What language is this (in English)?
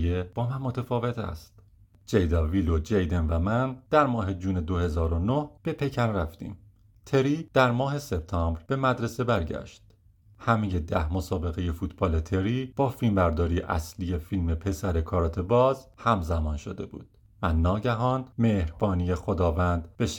Persian